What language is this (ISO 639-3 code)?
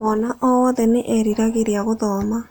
kik